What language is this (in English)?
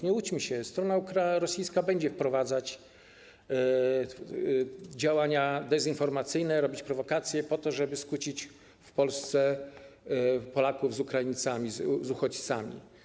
Polish